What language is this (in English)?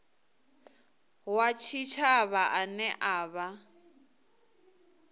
Venda